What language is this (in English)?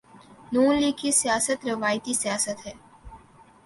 Urdu